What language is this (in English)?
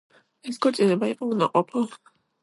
Georgian